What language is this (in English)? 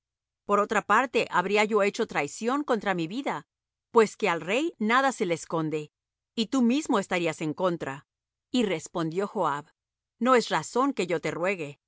Spanish